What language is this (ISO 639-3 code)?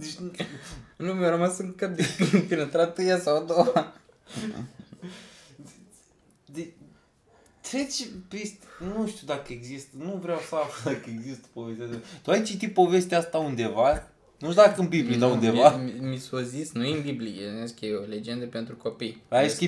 ron